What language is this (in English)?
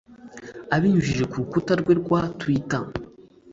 Kinyarwanda